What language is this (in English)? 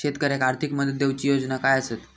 Marathi